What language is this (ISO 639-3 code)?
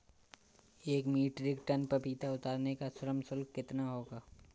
hin